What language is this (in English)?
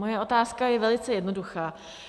Czech